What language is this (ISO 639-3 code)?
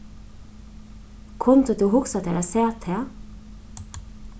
fao